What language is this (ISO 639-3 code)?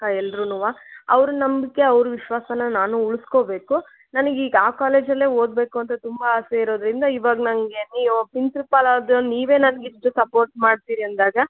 kan